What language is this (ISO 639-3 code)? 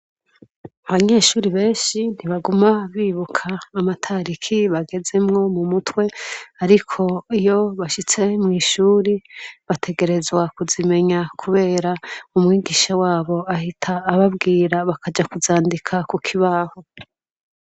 run